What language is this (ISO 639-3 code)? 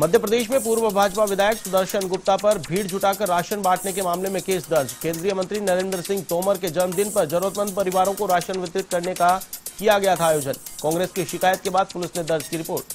hin